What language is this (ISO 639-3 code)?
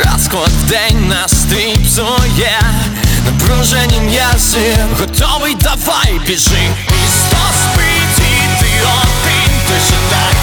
ukr